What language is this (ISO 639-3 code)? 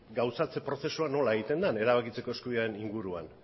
eus